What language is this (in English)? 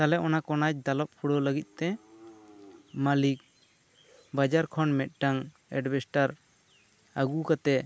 Santali